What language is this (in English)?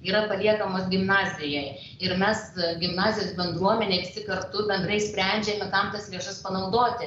Lithuanian